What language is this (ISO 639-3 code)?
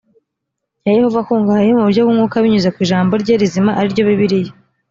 kin